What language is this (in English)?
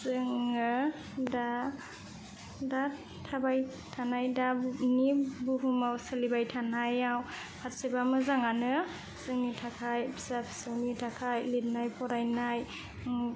Bodo